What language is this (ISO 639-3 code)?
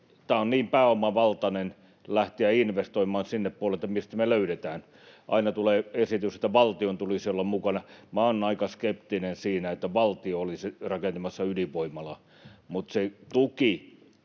fin